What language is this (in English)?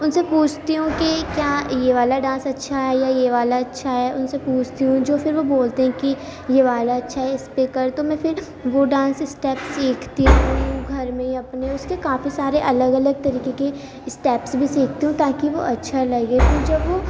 Urdu